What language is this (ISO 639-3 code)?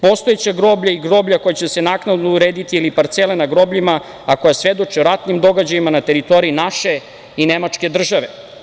srp